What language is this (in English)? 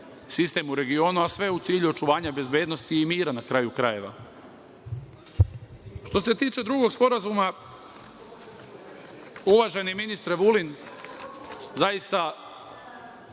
Serbian